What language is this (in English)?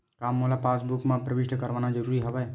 Chhattisgarhi